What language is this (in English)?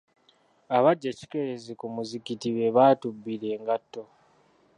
Ganda